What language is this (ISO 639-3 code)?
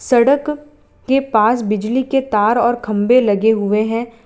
hin